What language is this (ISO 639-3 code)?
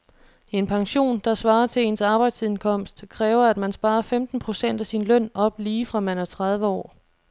dan